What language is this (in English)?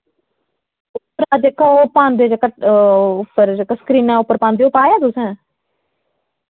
Dogri